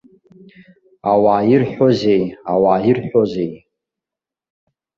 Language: Abkhazian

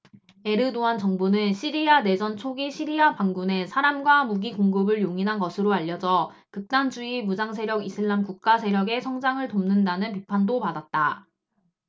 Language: Korean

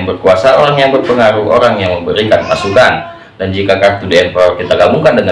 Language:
Indonesian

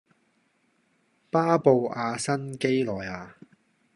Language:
Cantonese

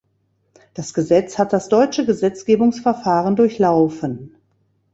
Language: German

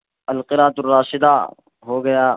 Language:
Urdu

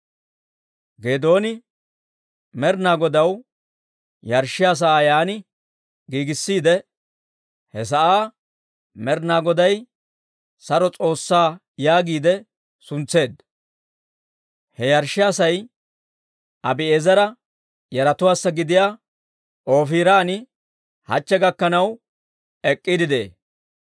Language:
Dawro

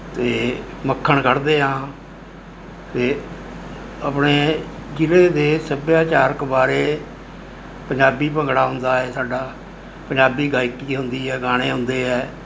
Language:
Punjabi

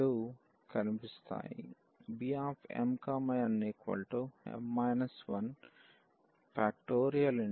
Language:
Telugu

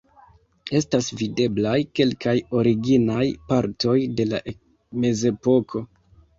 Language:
Esperanto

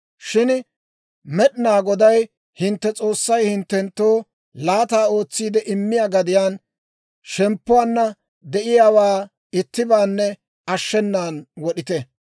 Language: Dawro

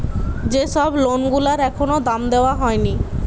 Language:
Bangla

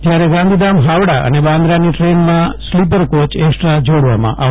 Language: Gujarati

